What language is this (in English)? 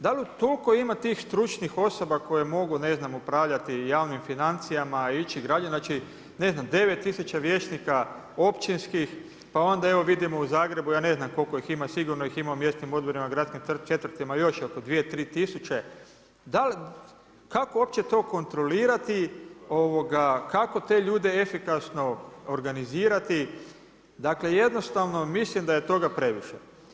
Croatian